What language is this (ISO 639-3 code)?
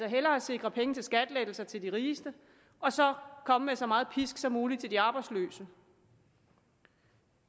dan